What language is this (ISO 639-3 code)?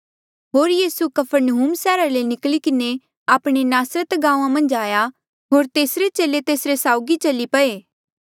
mjl